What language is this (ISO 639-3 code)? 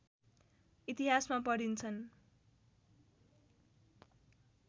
nep